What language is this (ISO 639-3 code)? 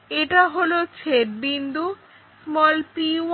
ben